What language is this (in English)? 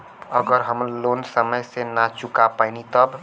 Bhojpuri